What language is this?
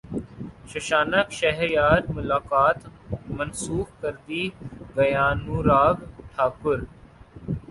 Urdu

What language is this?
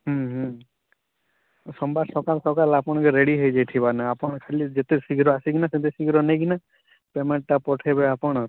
Odia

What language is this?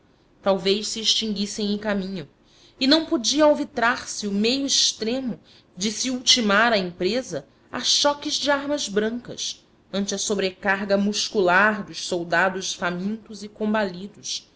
Portuguese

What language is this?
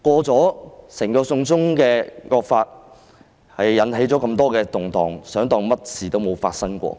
Cantonese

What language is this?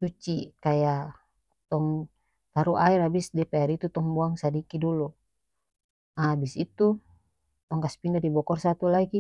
North Moluccan Malay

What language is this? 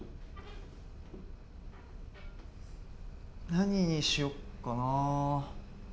Japanese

